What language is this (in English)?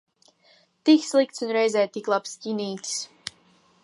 Latvian